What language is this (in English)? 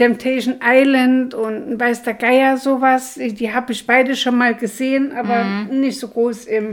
German